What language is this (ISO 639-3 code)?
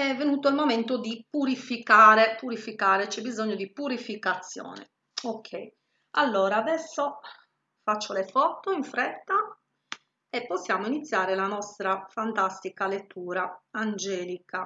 ita